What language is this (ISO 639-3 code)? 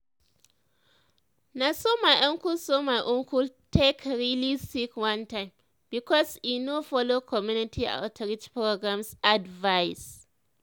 pcm